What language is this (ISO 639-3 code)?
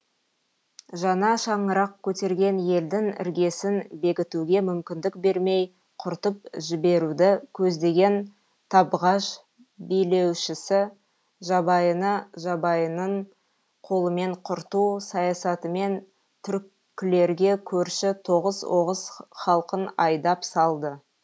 kaz